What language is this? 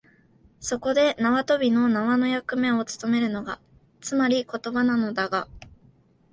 Japanese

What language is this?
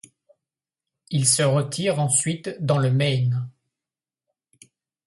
French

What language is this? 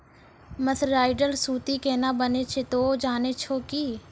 Maithili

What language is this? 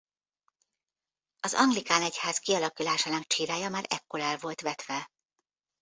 Hungarian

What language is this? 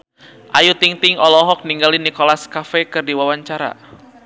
Sundanese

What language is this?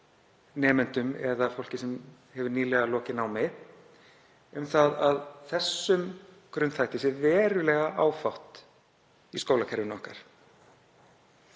Icelandic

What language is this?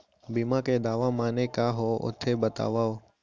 Chhattisgarhi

